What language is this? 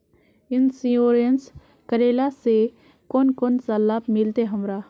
Magahi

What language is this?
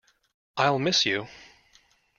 English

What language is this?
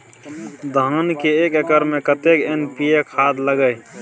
Maithili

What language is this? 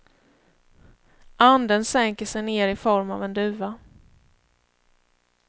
Swedish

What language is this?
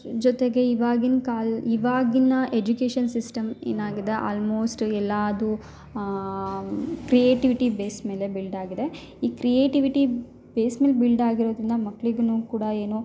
Kannada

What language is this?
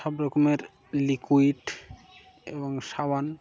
Bangla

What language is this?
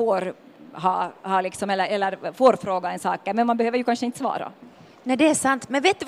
Swedish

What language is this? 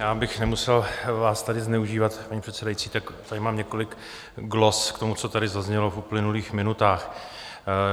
Czech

